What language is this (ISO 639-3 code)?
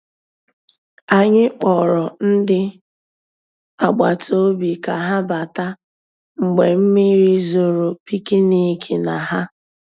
ibo